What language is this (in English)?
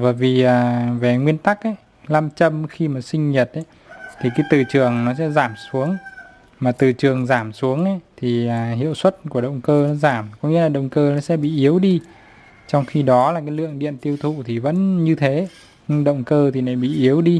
Vietnamese